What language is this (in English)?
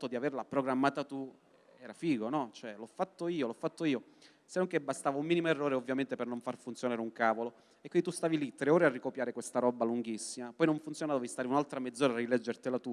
Italian